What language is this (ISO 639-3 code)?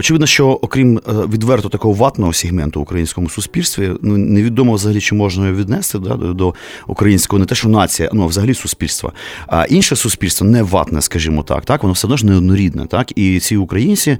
ukr